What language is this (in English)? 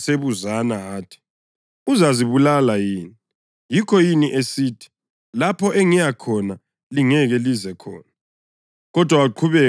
North Ndebele